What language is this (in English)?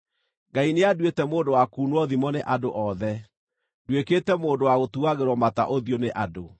Kikuyu